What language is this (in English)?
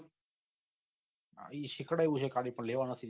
Gujarati